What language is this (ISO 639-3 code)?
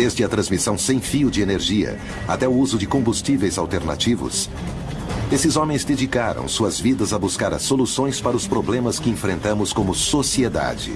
por